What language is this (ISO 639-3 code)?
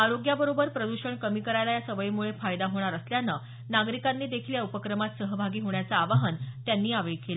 mar